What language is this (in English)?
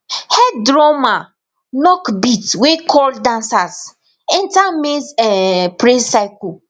Nigerian Pidgin